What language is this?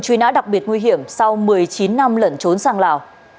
Vietnamese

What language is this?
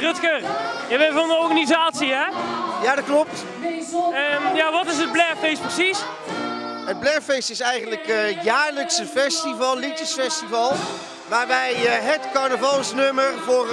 Dutch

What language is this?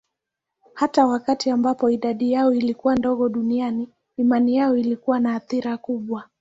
Swahili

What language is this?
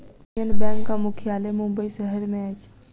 Maithili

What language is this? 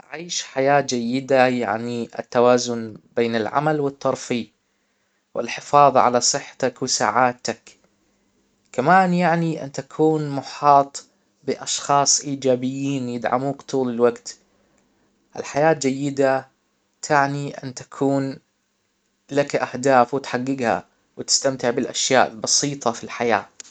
Hijazi Arabic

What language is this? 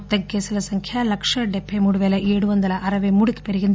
Telugu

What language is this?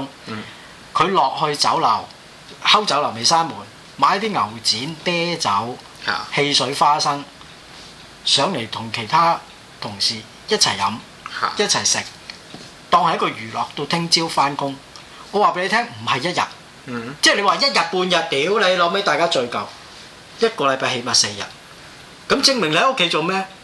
Chinese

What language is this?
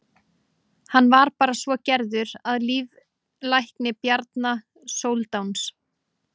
Icelandic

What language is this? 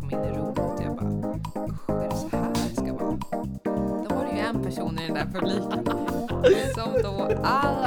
Swedish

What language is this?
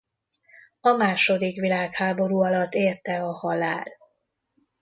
Hungarian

